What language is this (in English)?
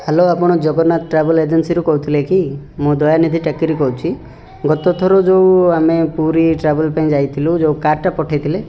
Odia